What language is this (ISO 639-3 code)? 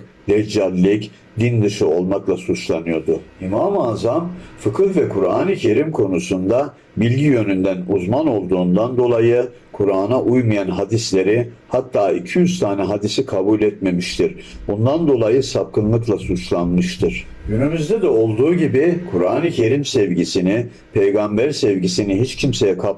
tur